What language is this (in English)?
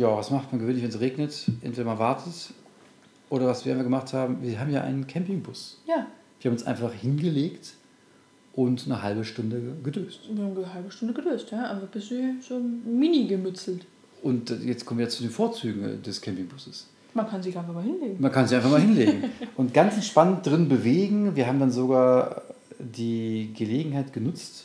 German